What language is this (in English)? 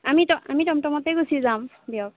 Assamese